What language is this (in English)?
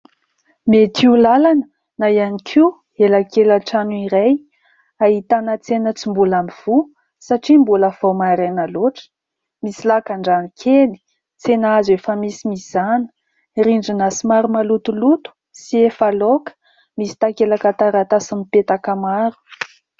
Malagasy